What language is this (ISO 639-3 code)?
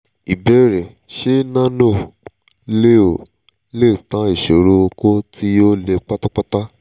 yor